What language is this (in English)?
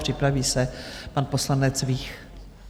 Czech